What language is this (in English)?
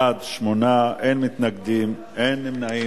Hebrew